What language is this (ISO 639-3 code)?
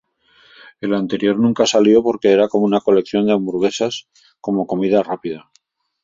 spa